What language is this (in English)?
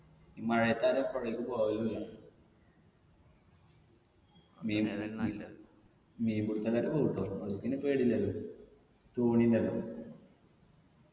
Malayalam